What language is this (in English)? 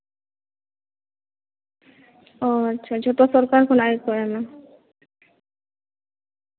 Santali